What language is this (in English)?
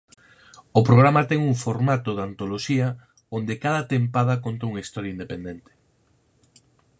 Galician